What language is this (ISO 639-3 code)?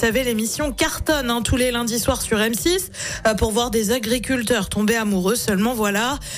fra